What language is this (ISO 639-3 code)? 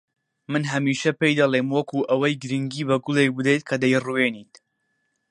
ckb